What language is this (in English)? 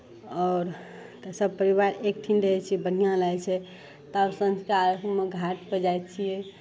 Maithili